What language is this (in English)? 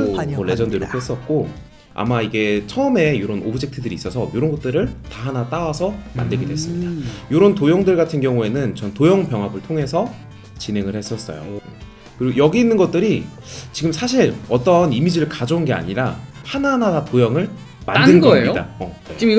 Korean